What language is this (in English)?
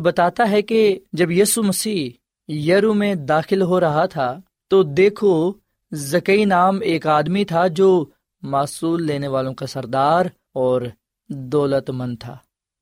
Urdu